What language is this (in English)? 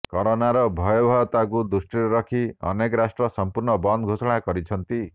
Odia